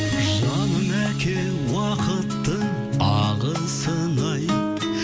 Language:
Kazakh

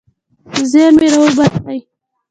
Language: Pashto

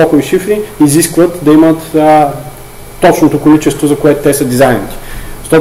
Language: Bulgarian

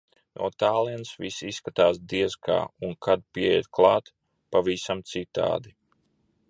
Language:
Latvian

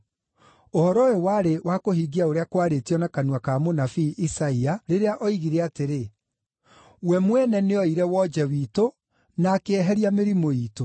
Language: Kikuyu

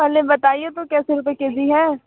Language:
Hindi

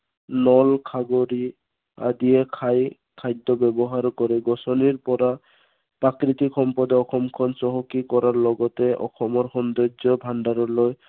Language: Assamese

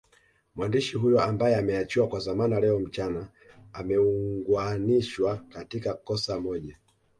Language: Swahili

